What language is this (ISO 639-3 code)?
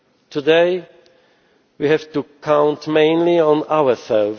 eng